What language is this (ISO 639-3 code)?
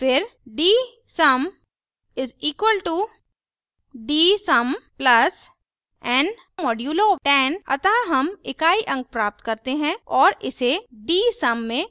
hin